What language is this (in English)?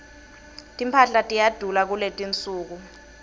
Swati